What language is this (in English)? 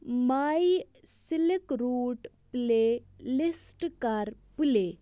Kashmiri